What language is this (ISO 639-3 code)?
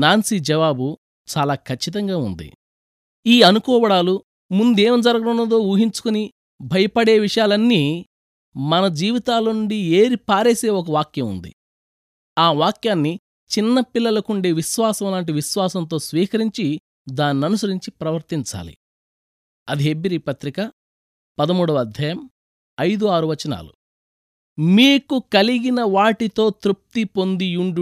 tel